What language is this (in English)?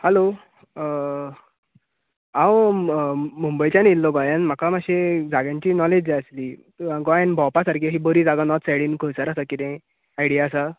Konkani